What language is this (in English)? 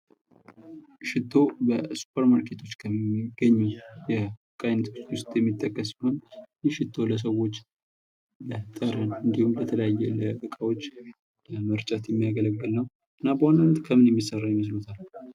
Amharic